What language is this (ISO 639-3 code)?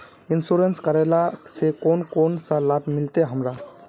mag